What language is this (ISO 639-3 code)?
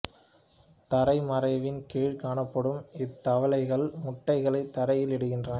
tam